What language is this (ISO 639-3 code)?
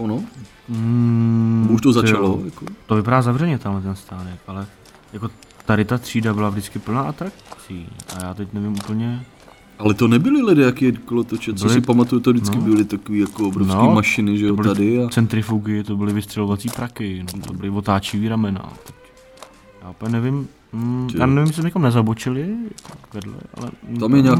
ces